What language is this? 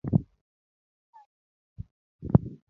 Luo (Kenya and Tanzania)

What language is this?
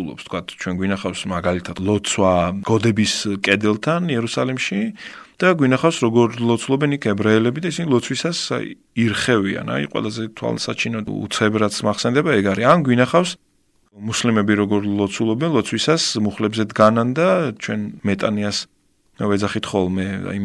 Ukrainian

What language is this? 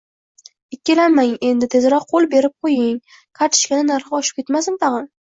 Uzbek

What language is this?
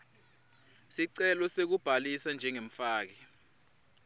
Swati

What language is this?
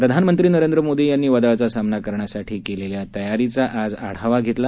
Marathi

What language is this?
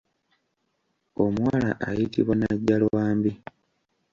Ganda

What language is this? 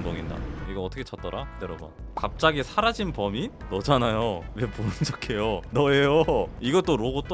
Korean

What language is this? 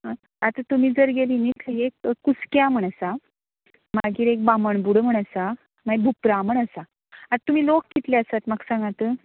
Konkani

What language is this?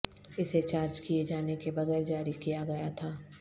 Urdu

